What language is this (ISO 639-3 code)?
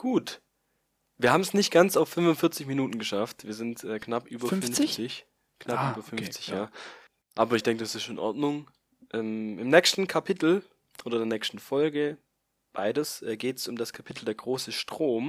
deu